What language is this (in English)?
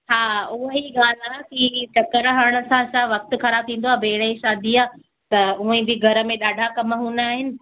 Sindhi